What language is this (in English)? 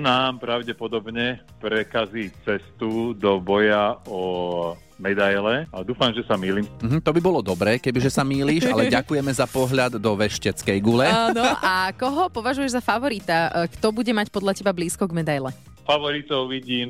Slovak